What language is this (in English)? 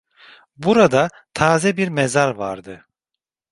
Turkish